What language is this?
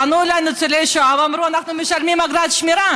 Hebrew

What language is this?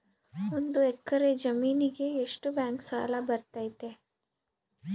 Kannada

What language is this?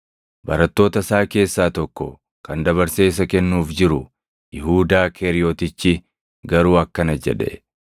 Oromo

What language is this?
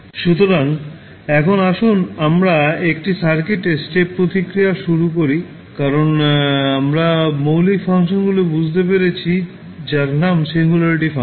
Bangla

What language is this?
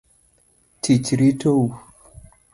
Luo (Kenya and Tanzania)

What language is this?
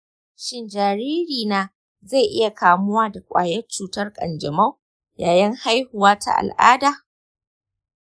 Hausa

